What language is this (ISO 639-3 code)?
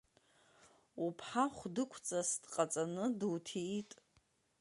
abk